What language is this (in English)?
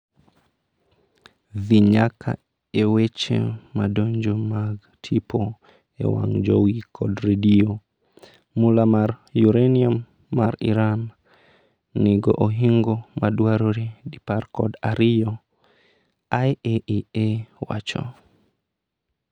Luo (Kenya and Tanzania)